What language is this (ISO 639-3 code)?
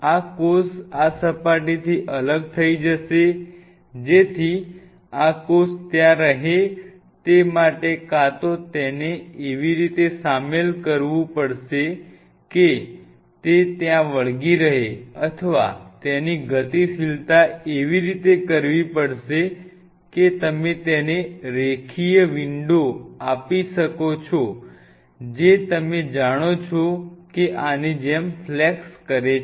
guj